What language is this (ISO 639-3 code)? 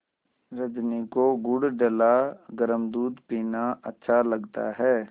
hin